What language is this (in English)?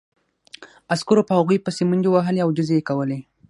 Pashto